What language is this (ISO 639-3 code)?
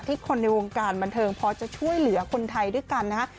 tha